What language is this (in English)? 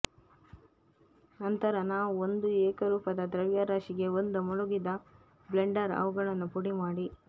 Kannada